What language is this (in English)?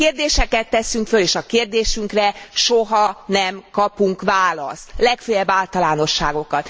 Hungarian